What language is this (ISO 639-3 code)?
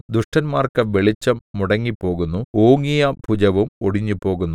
mal